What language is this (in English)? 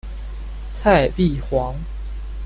Chinese